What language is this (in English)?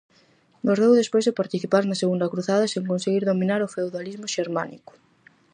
Galician